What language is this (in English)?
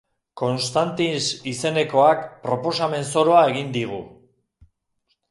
Basque